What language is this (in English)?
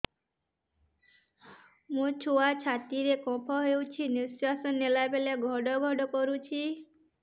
Odia